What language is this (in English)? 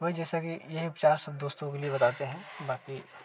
Hindi